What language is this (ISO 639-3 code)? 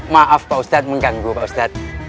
ind